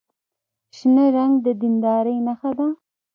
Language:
Pashto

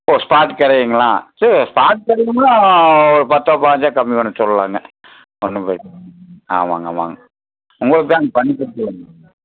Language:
Tamil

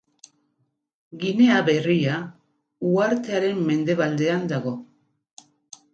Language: Basque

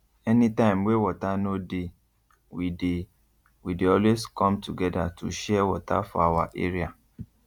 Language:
Nigerian Pidgin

